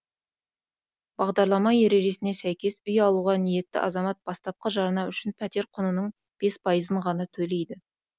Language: Kazakh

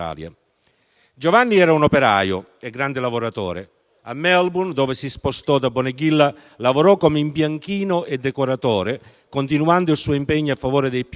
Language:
Italian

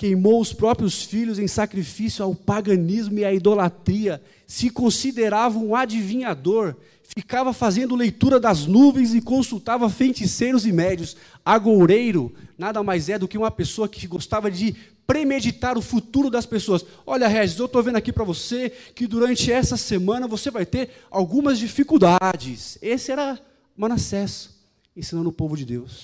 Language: Portuguese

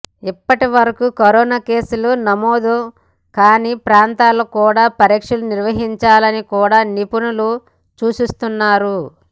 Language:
Telugu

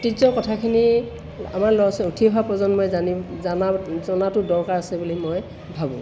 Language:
Assamese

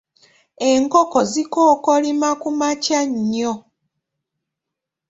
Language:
Ganda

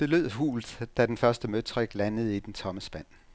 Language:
Danish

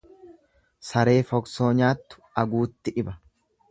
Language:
Oromo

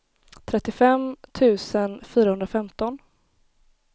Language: Swedish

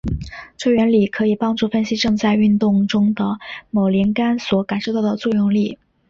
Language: Chinese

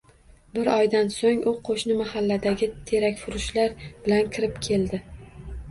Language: Uzbek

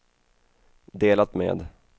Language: Swedish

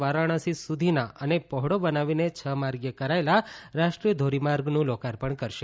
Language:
Gujarati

